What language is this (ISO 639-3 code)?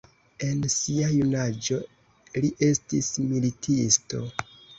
epo